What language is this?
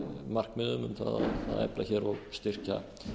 Icelandic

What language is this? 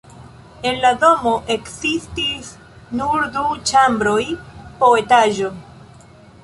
Esperanto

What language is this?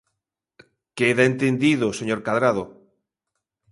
Galician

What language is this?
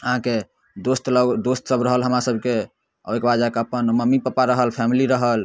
Maithili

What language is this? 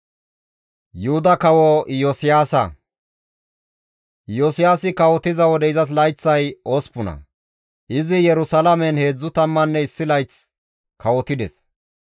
Gamo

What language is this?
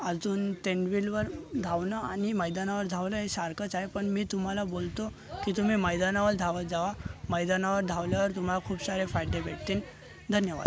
Marathi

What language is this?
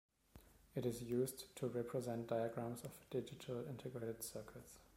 English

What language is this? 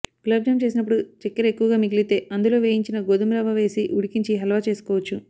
Telugu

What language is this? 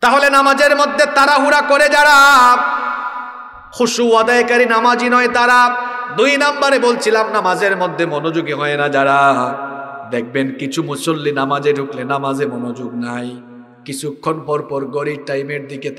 Arabic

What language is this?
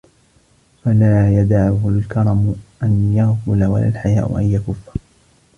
Arabic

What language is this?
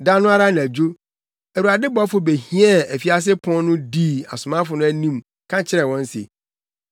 Akan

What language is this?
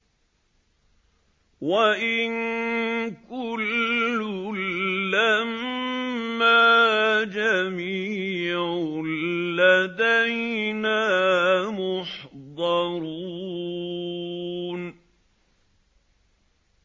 Arabic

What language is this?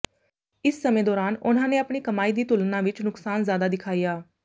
Punjabi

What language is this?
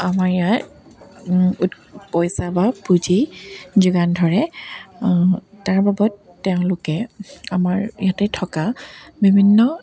Assamese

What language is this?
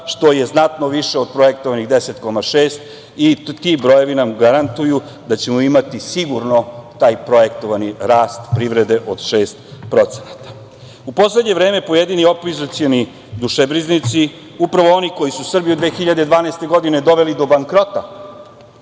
Serbian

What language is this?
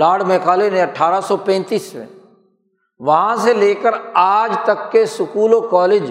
Urdu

